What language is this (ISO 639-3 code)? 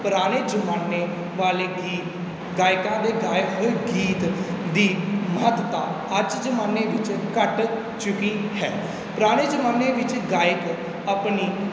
pan